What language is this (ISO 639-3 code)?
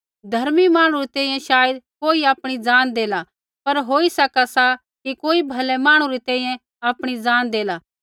kfx